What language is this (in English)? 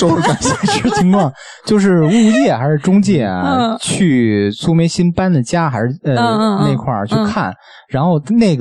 Chinese